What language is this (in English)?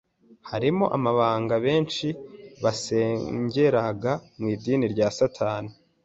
Kinyarwanda